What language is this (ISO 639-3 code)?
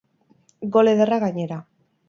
eus